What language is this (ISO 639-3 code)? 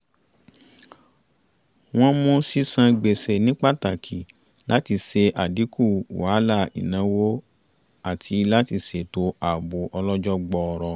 yor